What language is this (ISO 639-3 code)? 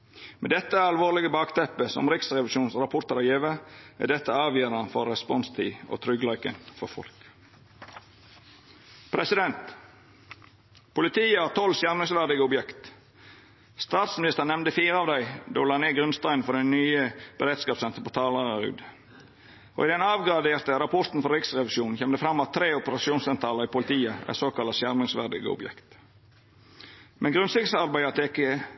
nno